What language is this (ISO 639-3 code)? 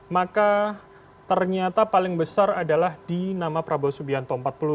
ind